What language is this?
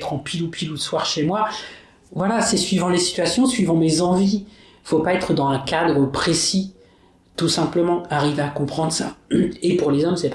French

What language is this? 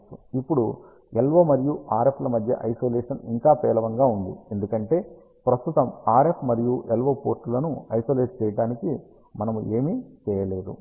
Telugu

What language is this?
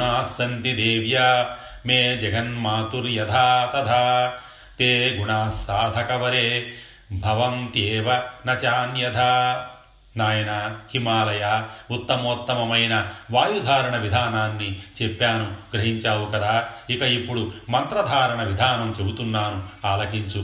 Telugu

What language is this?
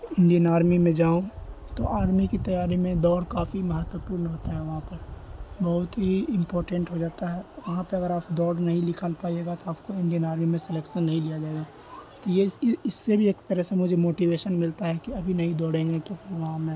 Urdu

